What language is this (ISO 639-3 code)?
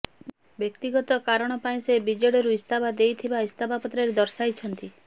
ori